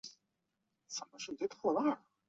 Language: Chinese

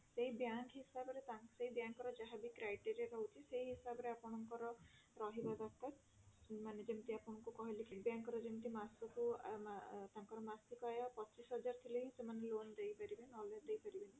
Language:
Odia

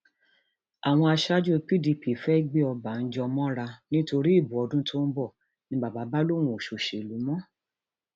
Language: Yoruba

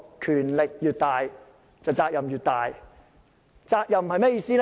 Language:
Cantonese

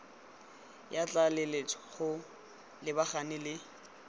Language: Tswana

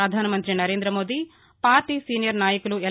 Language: Telugu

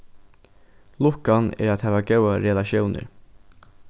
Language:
Faroese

